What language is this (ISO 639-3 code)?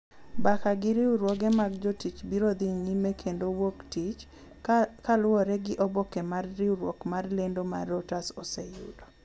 luo